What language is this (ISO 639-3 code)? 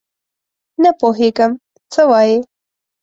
pus